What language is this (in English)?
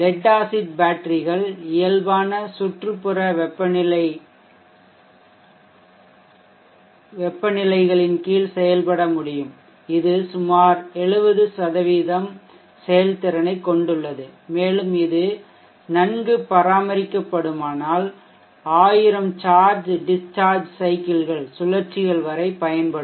Tamil